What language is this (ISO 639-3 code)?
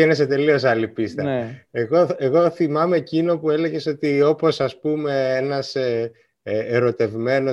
ell